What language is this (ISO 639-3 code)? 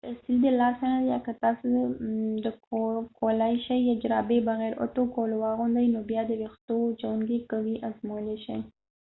pus